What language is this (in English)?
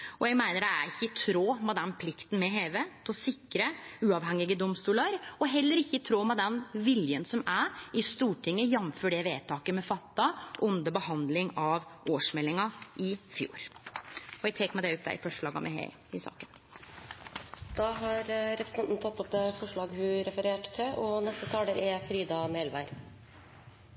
Norwegian